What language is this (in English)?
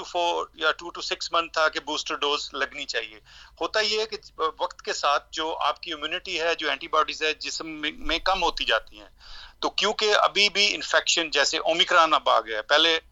Urdu